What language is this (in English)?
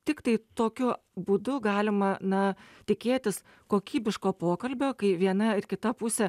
Lithuanian